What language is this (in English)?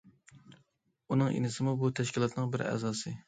Uyghur